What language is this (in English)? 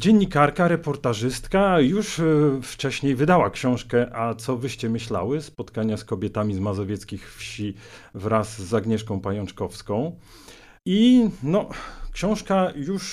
Polish